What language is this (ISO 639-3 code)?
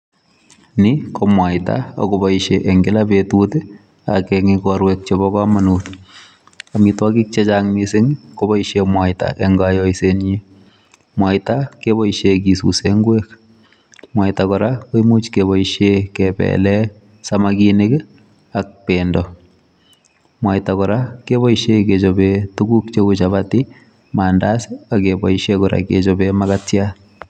kln